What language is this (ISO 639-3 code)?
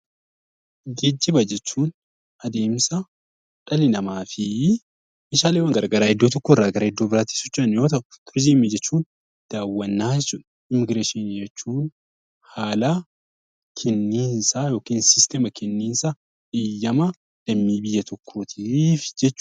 orm